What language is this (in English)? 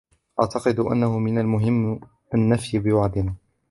Arabic